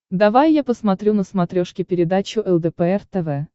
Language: Russian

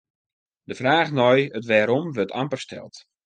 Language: Western Frisian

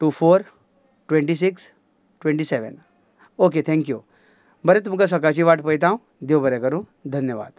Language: Konkani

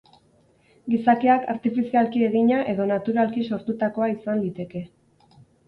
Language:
Basque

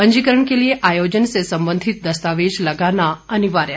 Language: Hindi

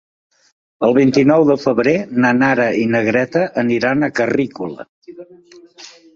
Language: Catalan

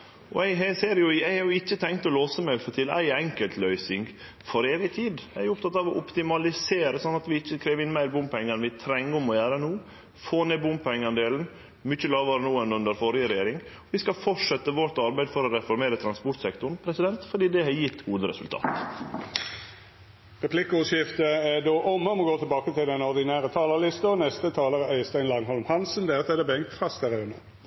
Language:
Norwegian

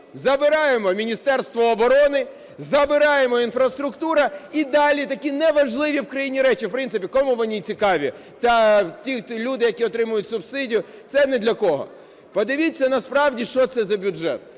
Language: Ukrainian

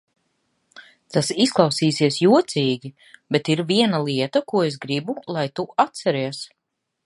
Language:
Latvian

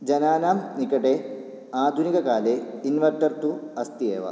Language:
Sanskrit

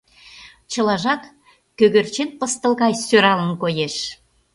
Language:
Mari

